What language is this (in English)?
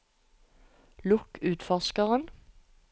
Norwegian